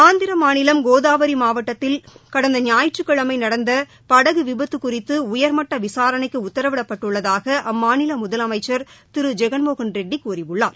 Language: Tamil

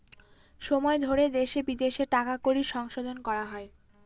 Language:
Bangla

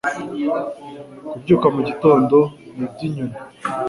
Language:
Kinyarwanda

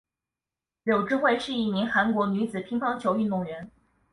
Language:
Chinese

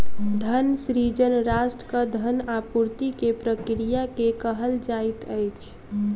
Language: Maithili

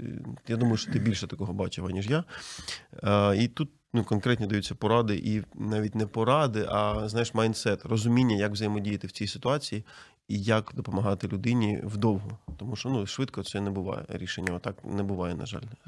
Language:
Ukrainian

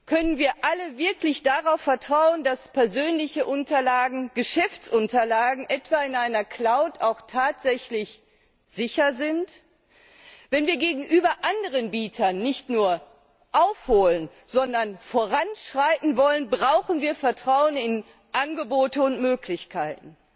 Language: German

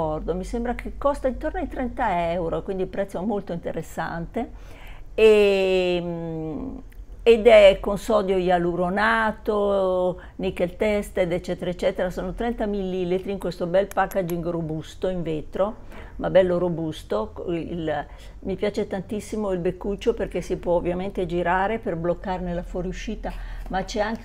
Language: Italian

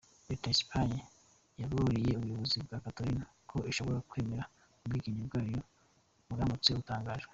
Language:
Kinyarwanda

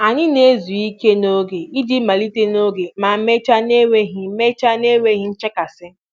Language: Igbo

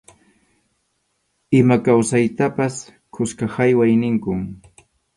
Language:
Arequipa-La Unión Quechua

